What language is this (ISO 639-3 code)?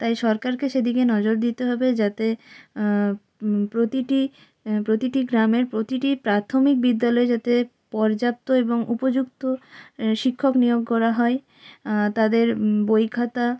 ben